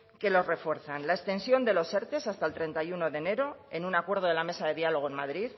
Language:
Spanish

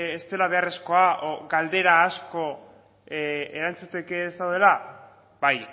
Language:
Basque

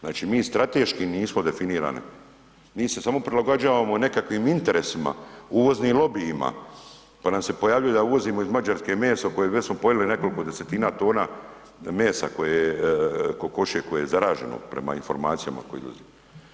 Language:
Croatian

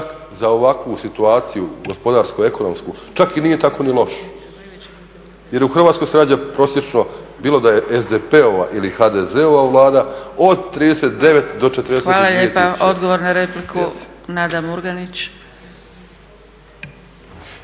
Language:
Croatian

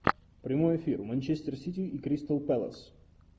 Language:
Russian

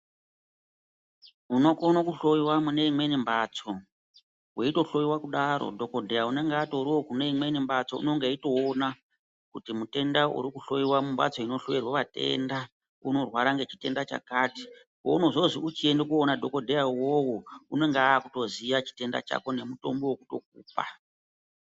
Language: Ndau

